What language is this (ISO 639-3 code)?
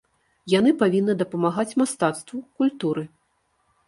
bel